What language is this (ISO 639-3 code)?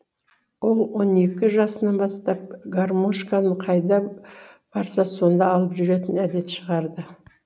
kaz